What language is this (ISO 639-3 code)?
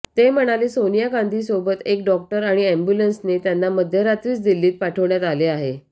mar